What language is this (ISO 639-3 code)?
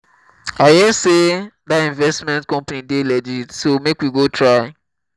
pcm